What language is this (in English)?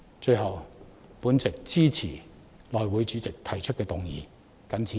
Cantonese